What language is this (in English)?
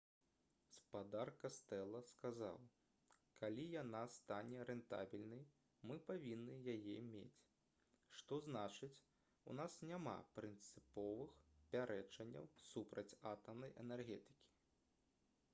Belarusian